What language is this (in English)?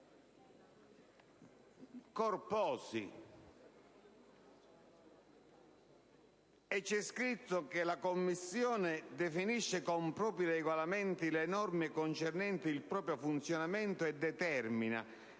Italian